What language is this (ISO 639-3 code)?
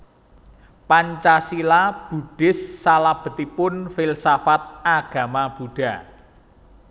jav